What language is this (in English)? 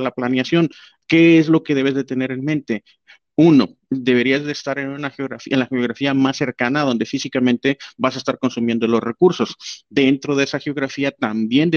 Spanish